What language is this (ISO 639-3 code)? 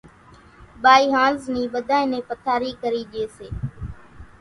gjk